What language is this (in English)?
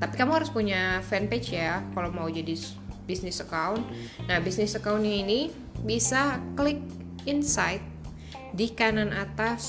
Indonesian